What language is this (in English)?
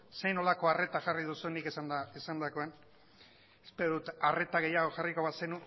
Basque